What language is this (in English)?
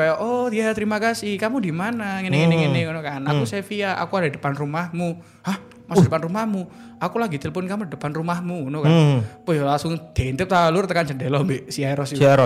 Indonesian